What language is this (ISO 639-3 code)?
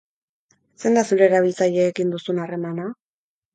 eus